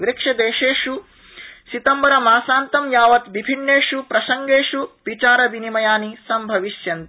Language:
Sanskrit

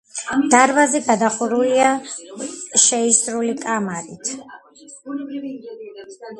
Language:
Georgian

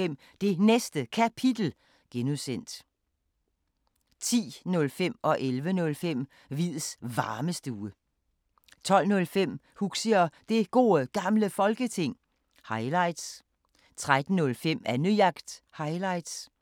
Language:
Danish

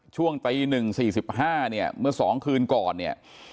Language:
Thai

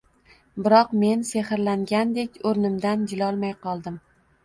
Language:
Uzbek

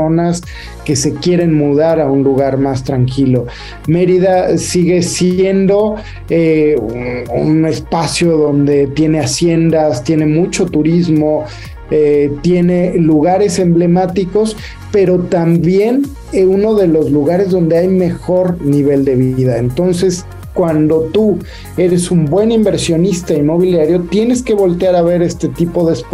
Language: Spanish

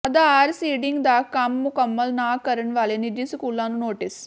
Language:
Punjabi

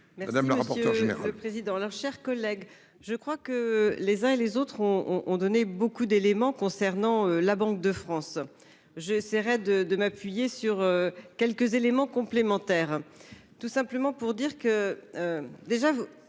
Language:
French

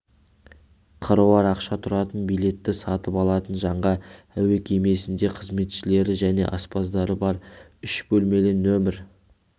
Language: Kazakh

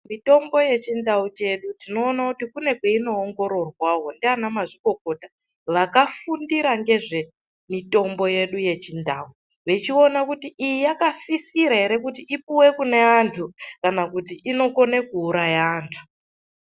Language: Ndau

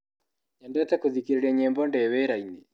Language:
Kikuyu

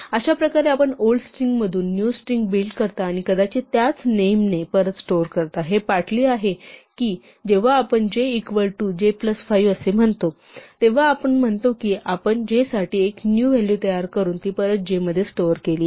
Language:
Marathi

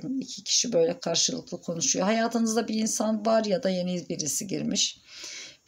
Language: Turkish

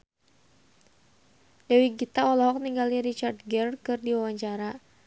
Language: Sundanese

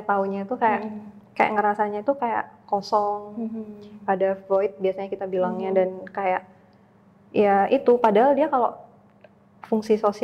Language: Indonesian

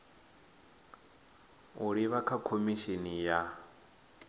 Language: Venda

